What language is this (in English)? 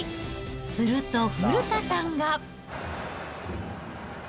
Japanese